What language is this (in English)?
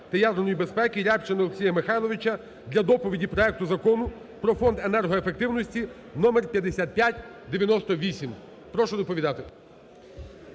Ukrainian